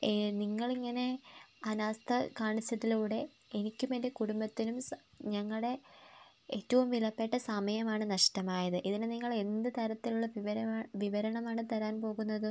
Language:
Malayalam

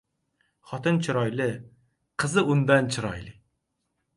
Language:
Uzbek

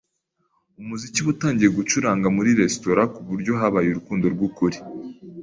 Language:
Kinyarwanda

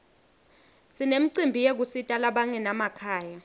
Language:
Swati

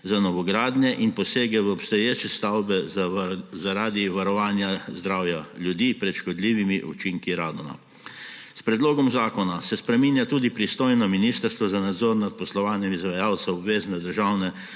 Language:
Slovenian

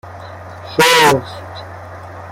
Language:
Persian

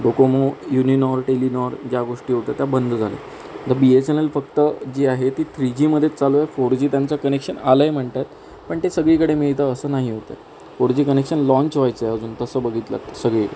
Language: Marathi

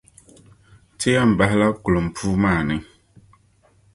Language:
Dagbani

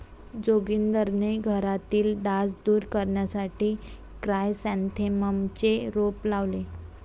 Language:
Marathi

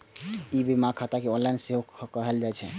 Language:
Maithili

